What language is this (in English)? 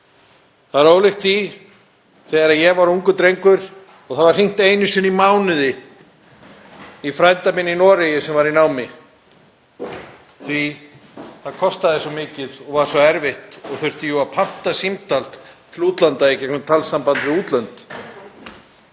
Icelandic